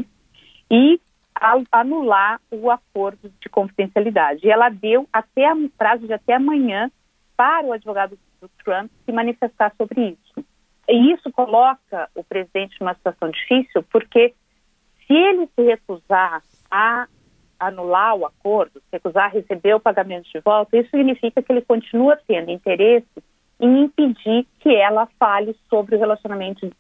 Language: Portuguese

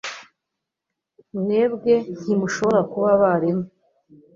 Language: Kinyarwanda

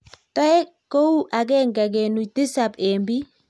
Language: Kalenjin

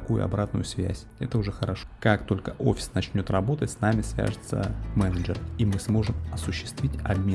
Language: Russian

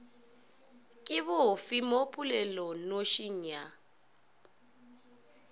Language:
Northern Sotho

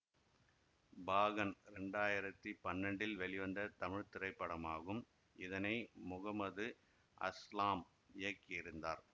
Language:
Tamil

